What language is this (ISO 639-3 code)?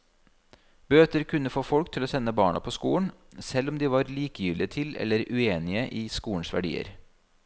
nor